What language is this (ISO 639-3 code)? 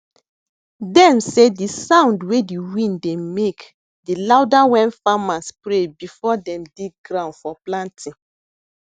pcm